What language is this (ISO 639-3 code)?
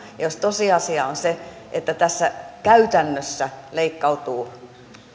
fin